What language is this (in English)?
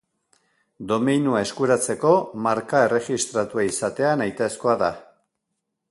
Basque